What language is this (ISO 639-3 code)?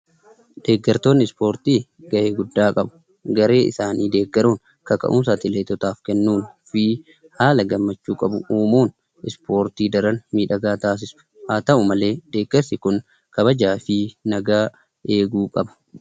orm